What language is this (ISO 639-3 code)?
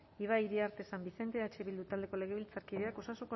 eus